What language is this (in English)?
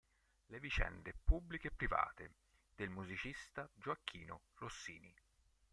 Italian